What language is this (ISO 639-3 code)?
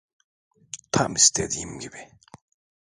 tur